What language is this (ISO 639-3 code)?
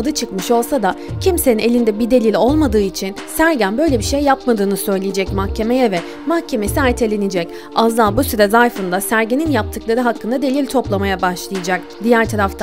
tur